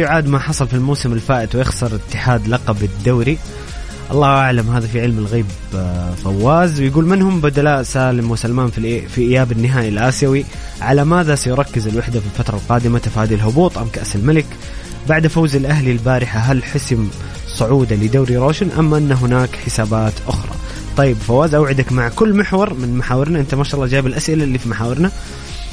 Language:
Arabic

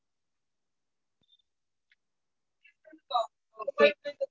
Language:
Tamil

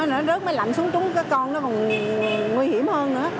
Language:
Vietnamese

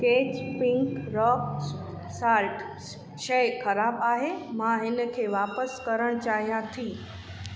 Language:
Sindhi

